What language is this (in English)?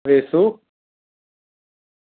Gujarati